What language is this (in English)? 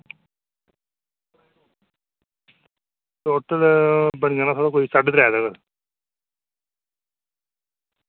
Dogri